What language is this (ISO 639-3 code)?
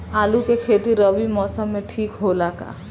bho